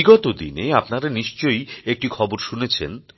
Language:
Bangla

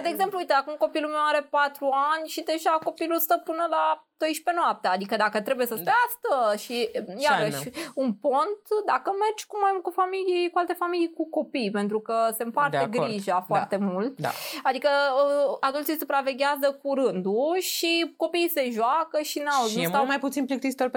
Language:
Romanian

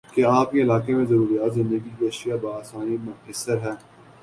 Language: Urdu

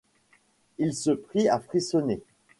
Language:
French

